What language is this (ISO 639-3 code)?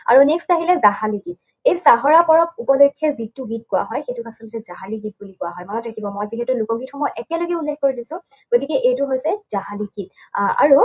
asm